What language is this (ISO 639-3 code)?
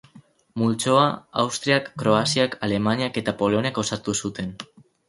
eus